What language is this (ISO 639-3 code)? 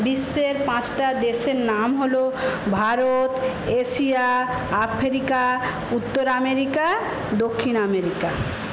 ben